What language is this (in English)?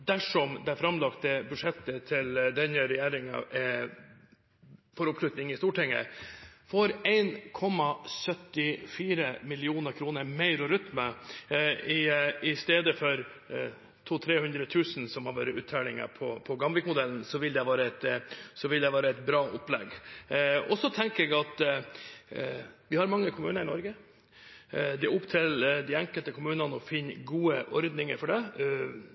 Norwegian Bokmål